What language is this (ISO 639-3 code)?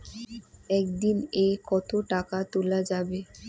ben